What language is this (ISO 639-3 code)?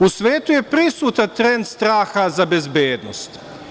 srp